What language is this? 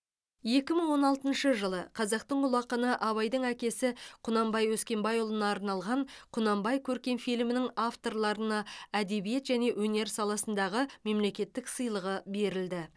Kazakh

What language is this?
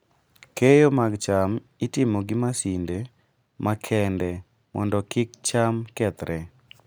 Luo (Kenya and Tanzania)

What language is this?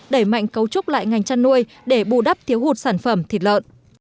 Vietnamese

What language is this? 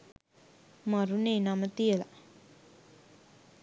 Sinhala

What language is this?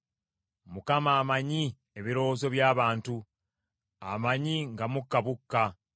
Ganda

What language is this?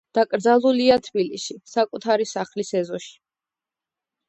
Georgian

